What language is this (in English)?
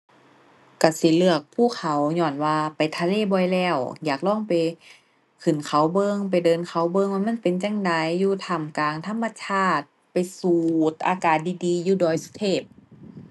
Thai